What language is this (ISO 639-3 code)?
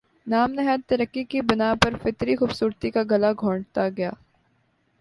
urd